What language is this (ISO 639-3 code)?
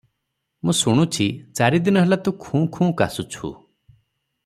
ori